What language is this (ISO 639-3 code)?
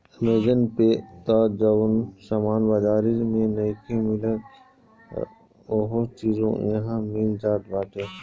bho